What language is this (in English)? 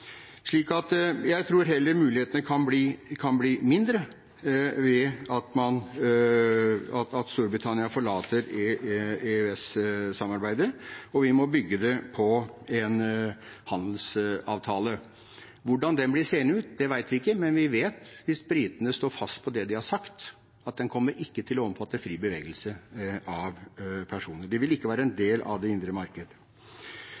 Norwegian Bokmål